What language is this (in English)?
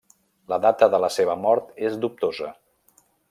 Catalan